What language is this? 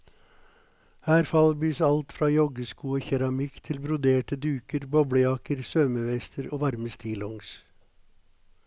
Norwegian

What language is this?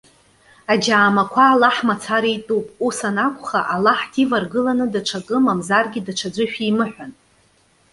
Abkhazian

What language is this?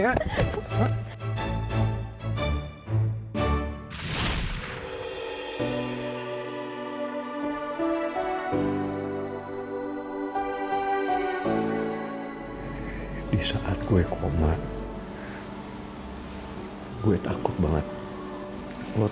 Indonesian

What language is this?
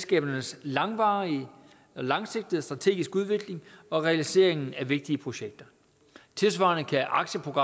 Danish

